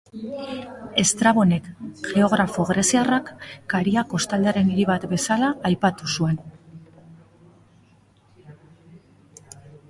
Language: Basque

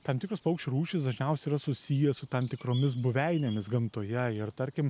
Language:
Lithuanian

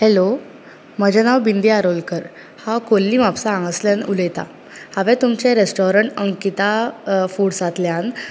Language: Konkani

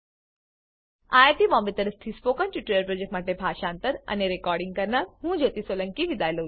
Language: Gujarati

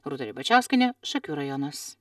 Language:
Lithuanian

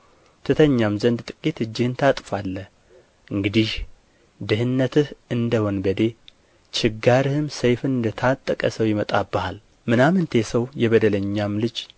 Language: Amharic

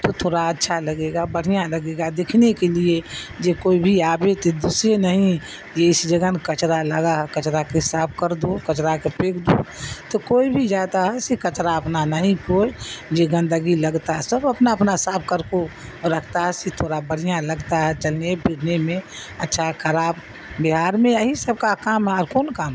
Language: Urdu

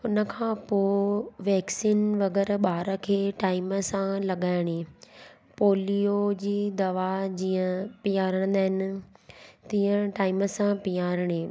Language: Sindhi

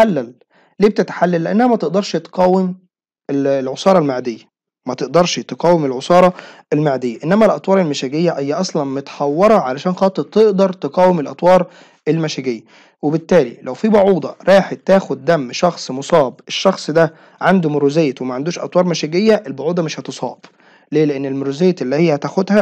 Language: Arabic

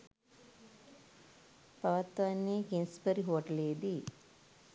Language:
Sinhala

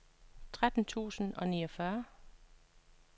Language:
Danish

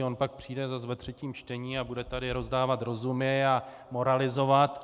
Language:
Czech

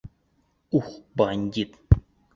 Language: Bashkir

